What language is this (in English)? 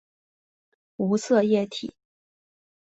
Chinese